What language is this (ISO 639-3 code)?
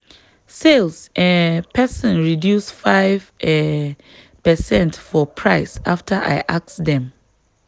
pcm